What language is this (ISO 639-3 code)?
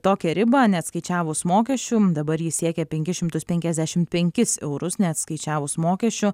lit